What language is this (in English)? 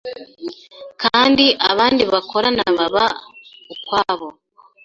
Kinyarwanda